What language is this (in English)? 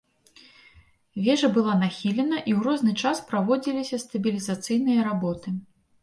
Belarusian